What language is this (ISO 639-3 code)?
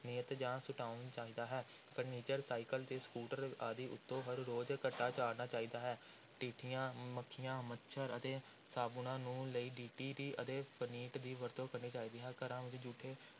pan